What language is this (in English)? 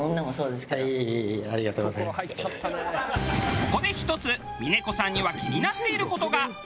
Japanese